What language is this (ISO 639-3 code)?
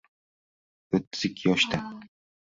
uzb